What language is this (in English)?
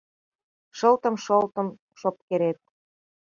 Mari